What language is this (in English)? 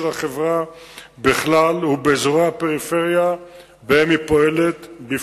Hebrew